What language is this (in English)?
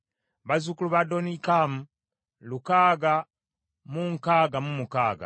Ganda